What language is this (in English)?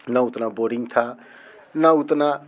Hindi